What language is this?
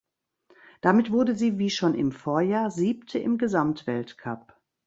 German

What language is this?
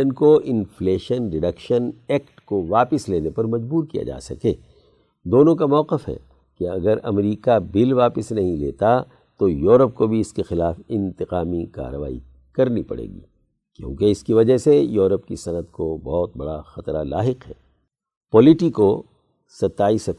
Urdu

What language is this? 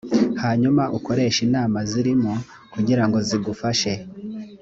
Kinyarwanda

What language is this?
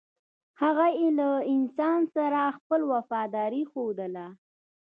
Pashto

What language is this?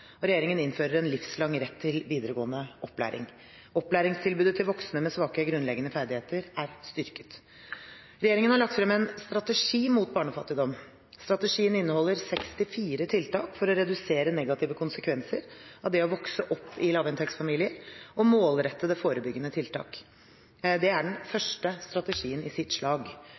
Norwegian Bokmål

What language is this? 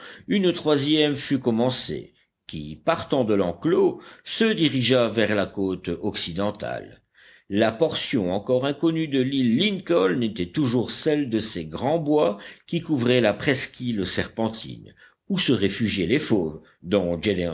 French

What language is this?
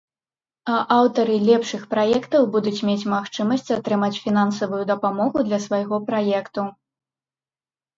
Belarusian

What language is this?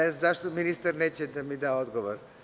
Serbian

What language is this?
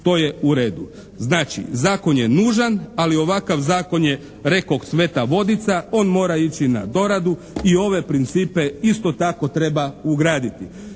Croatian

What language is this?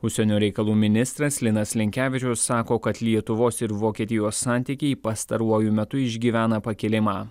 Lithuanian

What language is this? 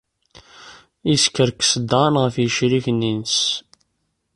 Kabyle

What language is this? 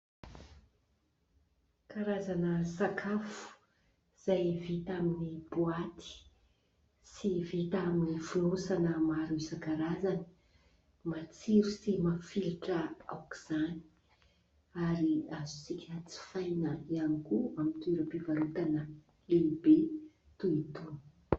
Malagasy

